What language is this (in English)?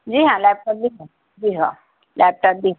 Urdu